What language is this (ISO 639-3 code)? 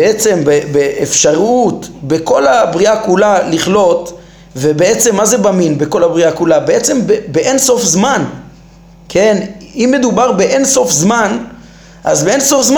heb